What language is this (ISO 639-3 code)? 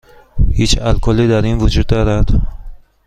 fas